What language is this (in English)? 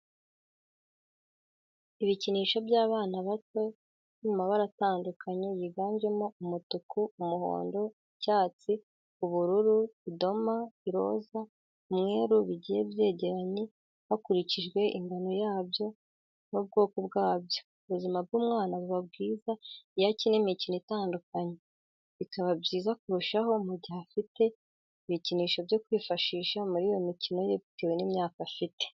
Kinyarwanda